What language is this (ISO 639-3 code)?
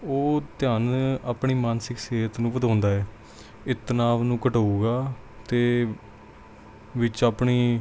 pan